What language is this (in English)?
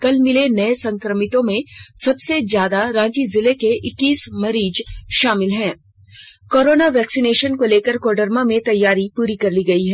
Hindi